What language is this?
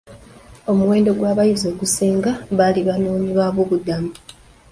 Ganda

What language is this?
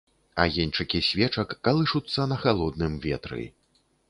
Belarusian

